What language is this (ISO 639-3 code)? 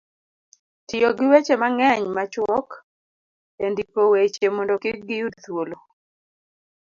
luo